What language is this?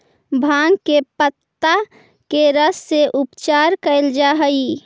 Magahi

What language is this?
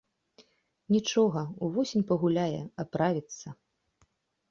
Belarusian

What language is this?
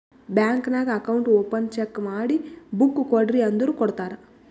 Kannada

